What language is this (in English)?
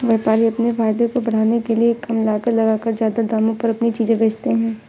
Hindi